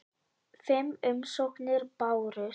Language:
Icelandic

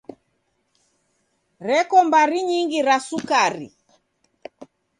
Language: Taita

